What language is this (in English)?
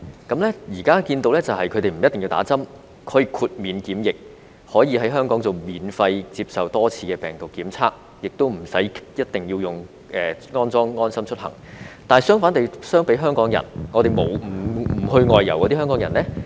Cantonese